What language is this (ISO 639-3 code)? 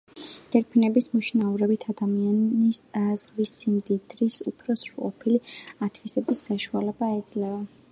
kat